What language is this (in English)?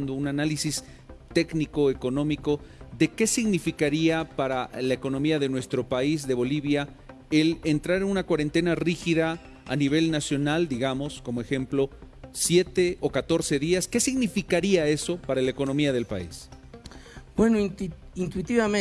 Spanish